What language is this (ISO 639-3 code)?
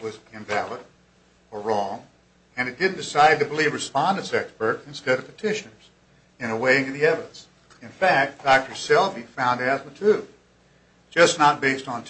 eng